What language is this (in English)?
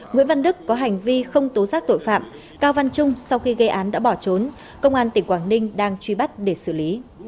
Vietnamese